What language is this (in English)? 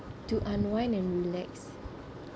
English